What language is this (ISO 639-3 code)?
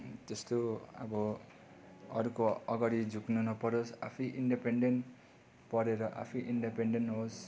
nep